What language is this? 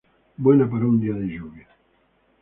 Spanish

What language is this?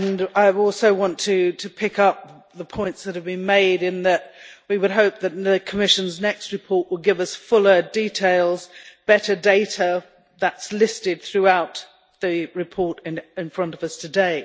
English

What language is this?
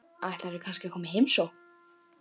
Icelandic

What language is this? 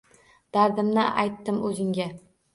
Uzbek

